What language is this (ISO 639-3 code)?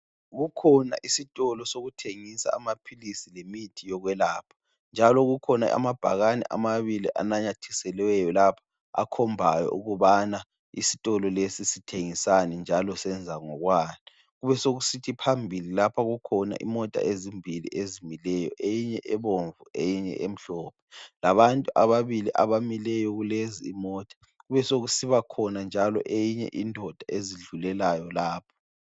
nde